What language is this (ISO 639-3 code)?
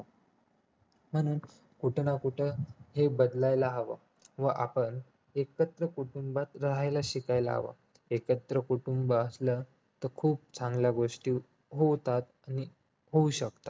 mar